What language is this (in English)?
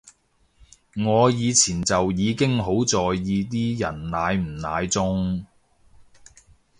Cantonese